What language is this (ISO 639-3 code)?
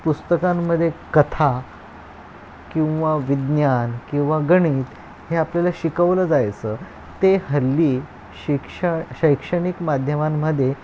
mar